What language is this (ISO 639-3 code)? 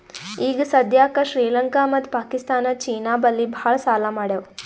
kan